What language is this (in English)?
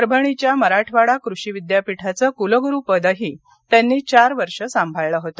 Marathi